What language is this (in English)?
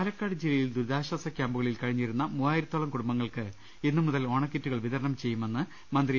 Malayalam